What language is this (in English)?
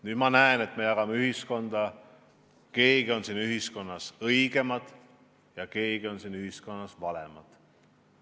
Estonian